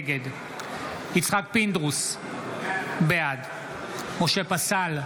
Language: Hebrew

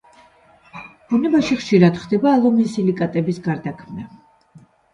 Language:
Georgian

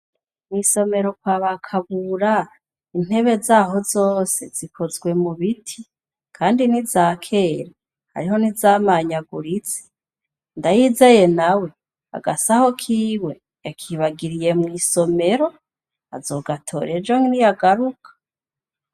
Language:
Rundi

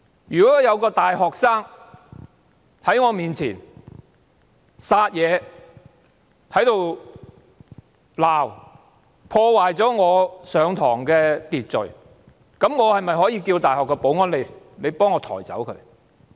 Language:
Cantonese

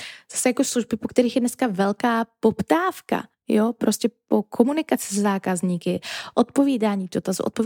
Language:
Czech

